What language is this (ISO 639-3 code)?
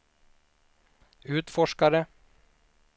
swe